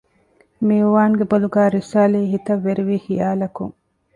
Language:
Divehi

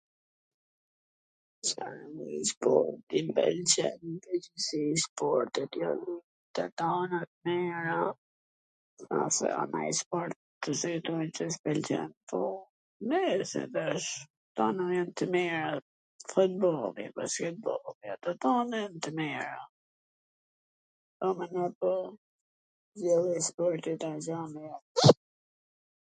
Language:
Gheg Albanian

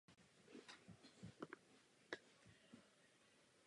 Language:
Czech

